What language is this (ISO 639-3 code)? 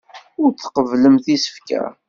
kab